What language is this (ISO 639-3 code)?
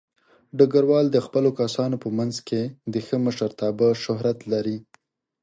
pus